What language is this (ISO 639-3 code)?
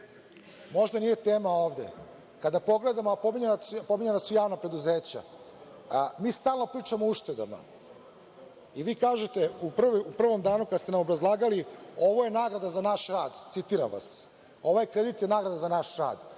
srp